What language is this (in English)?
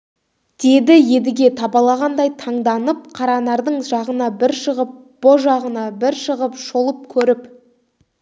Kazakh